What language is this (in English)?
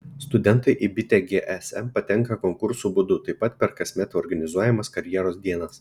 Lithuanian